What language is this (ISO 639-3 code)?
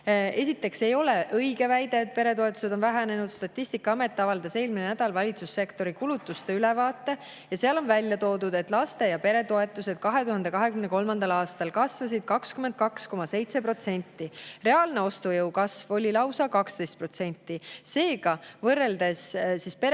est